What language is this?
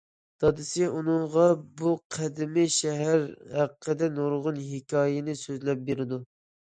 Uyghur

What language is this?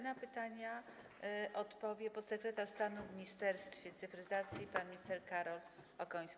Polish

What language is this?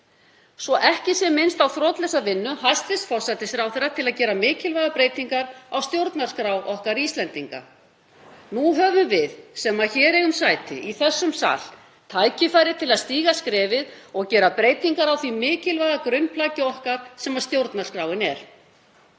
Icelandic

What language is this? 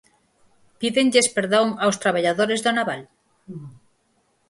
Galician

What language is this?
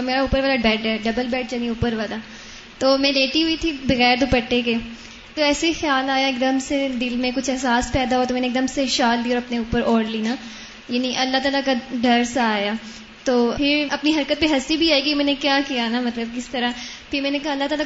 Urdu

